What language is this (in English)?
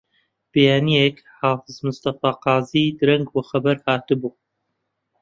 Central Kurdish